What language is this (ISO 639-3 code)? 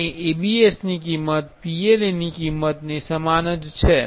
guj